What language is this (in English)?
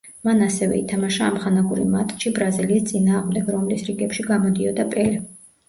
Georgian